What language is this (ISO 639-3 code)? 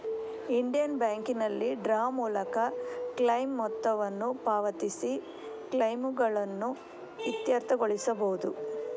kan